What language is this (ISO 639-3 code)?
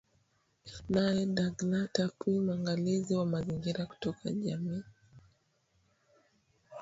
swa